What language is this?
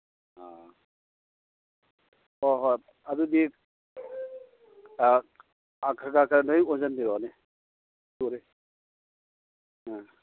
Manipuri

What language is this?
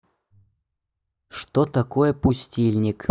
Russian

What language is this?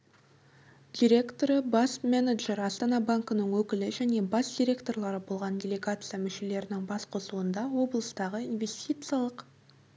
Kazakh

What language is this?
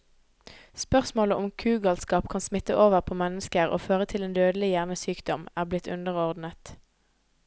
Norwegian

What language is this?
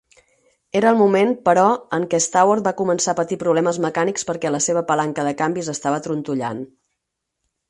Catalan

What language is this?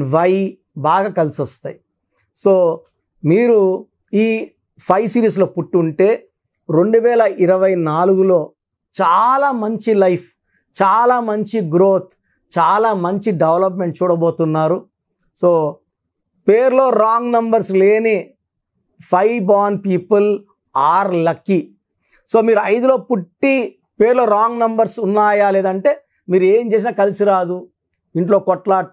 Telugu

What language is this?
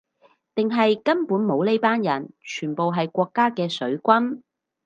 Cantonese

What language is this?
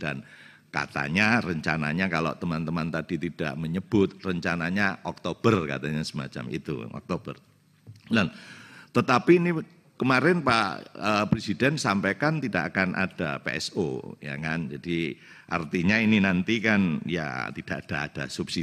Indonesian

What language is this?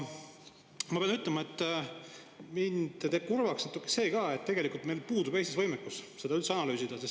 Estonian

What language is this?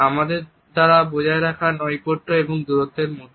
Bangla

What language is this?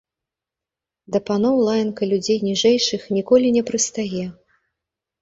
Belarusian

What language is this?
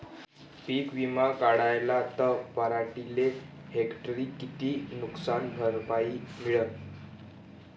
Marathi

